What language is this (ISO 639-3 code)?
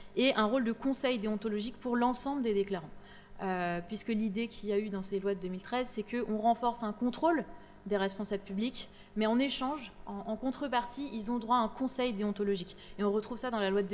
fra